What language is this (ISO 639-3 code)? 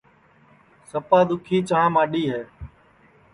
ssi